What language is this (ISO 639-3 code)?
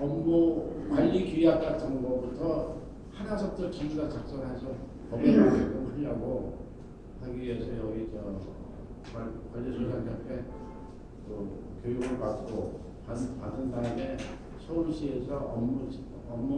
kor